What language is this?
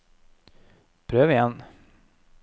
Norwegian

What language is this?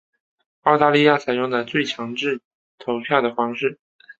Chinese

